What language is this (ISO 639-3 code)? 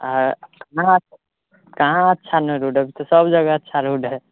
mai